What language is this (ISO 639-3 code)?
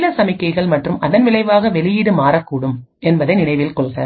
tam